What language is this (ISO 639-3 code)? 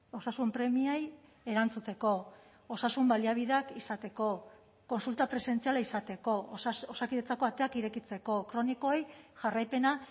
eus